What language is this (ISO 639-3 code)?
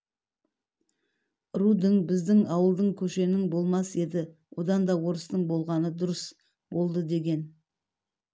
kaz